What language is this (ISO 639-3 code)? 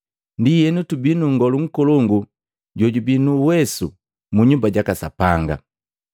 mgv